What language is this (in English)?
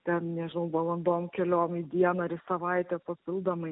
Lithuanian